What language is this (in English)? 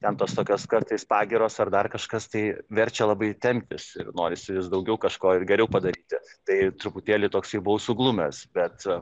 Lithuanian